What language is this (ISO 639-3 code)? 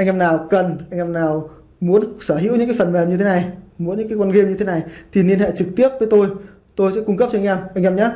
vie